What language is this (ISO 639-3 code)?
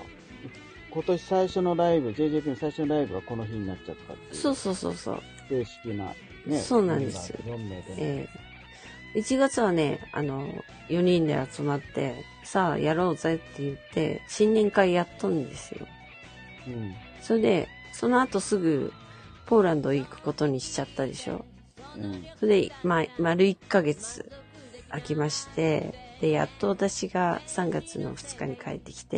jpn